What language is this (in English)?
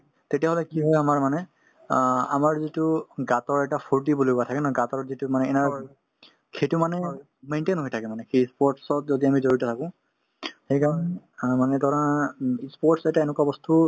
Assamese